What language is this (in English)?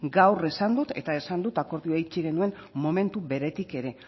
Basque